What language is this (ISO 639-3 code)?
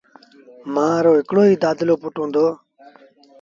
sbn